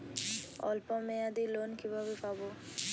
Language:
Bangla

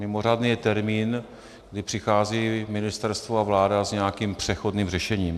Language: Czech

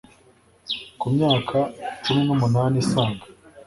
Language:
Kinyarwanda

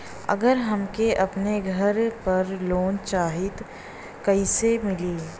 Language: Bhojpuri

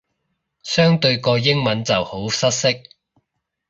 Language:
Cantonese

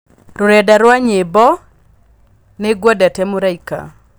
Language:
Kikuyu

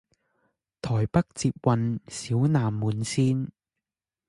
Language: Chinese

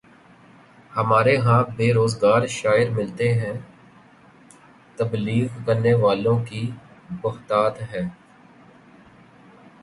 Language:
Urdu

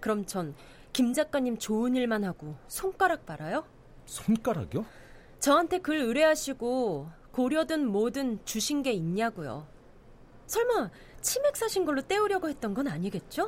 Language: Korean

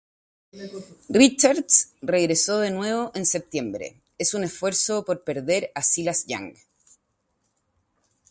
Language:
Spanish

